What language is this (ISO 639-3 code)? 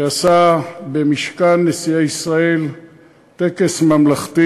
heb